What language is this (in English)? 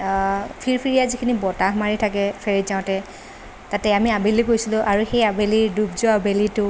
Assamese